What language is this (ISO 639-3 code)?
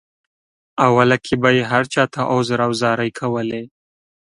pus